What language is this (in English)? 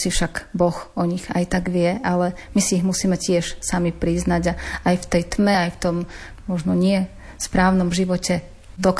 Slovak